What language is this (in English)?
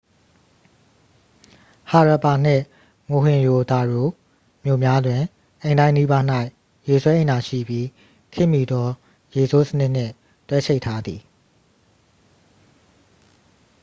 Burmese